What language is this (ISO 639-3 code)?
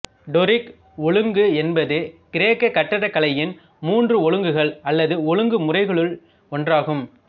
tam